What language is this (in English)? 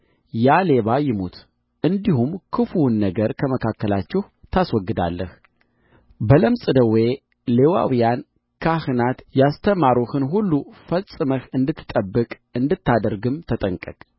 Amharic